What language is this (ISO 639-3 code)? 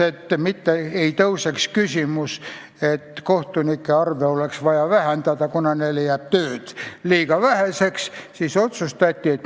est